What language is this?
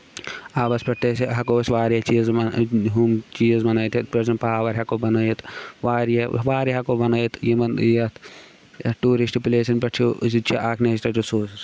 Kashmiri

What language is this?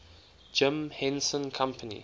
English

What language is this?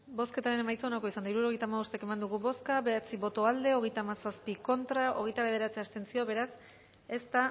Basque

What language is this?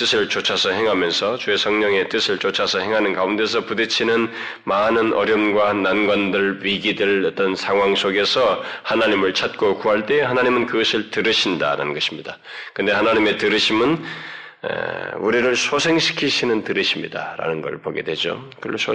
Korean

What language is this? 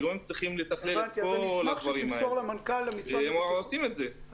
Hebrew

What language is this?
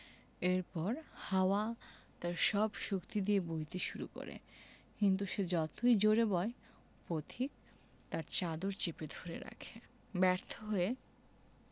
Bangla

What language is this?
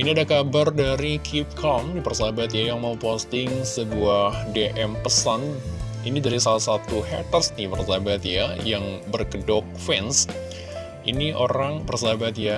Indonesian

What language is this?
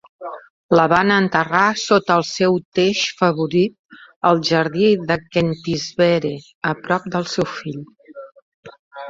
Catalan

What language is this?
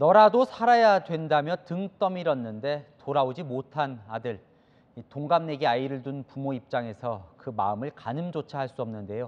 Korean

